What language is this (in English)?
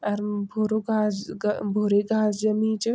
Garhwali